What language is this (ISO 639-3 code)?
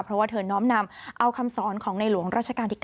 tha